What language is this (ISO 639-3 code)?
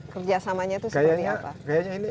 ind